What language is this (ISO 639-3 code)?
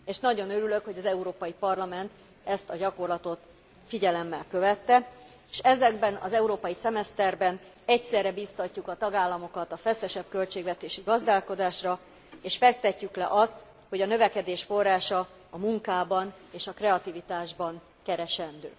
hun